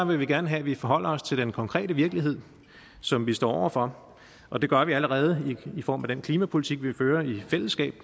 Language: Danish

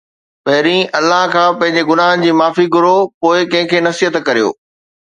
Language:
Sindhi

